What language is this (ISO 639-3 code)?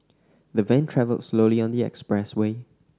eng